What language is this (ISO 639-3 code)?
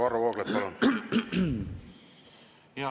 est